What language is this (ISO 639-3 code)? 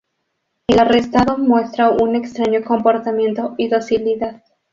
spa